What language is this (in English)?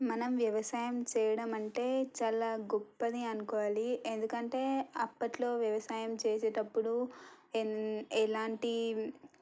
Telugu